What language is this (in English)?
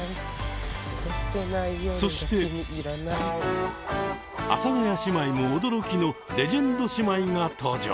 Japanese